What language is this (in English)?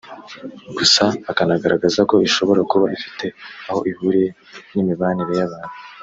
Kinyarwanda